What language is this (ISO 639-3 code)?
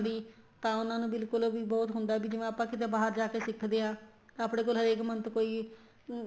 pan